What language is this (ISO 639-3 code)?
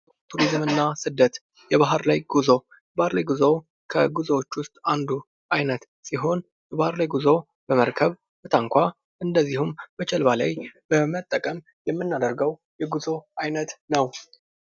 amh